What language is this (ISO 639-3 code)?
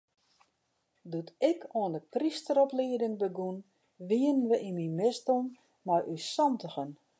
fry